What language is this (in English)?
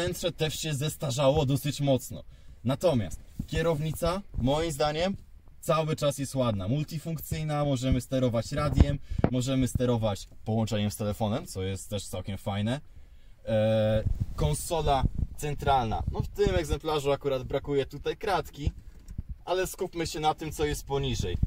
Polish